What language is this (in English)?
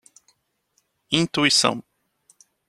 Portuguese